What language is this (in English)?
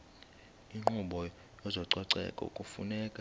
Xhosa